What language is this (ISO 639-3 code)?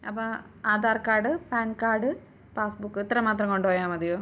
mal